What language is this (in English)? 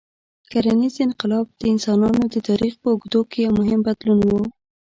Pashto